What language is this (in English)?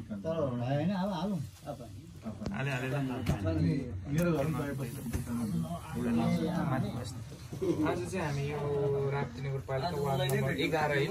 Arabic